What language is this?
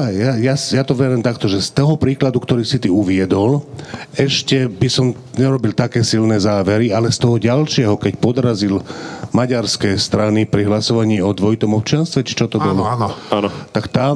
Slovak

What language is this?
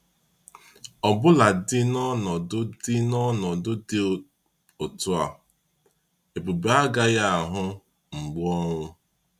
Igbo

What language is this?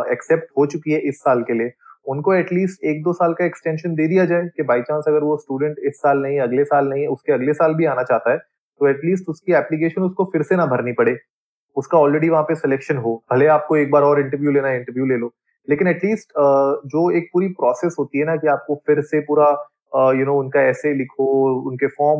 Hindi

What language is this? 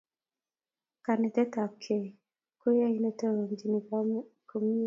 Kalenjin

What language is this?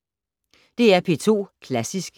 Danish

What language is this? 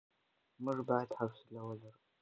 Pashto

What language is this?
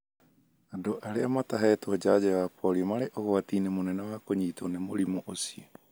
Kikuyu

